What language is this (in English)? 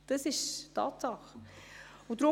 Swiss German